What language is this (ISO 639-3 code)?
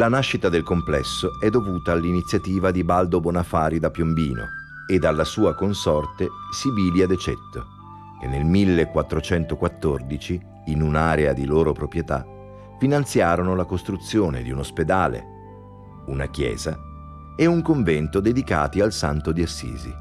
ita